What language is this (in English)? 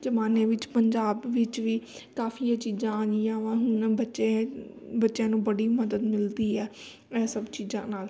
Punjabi